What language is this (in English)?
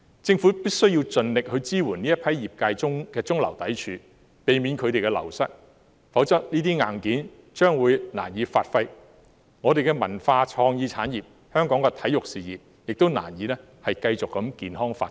Cantonese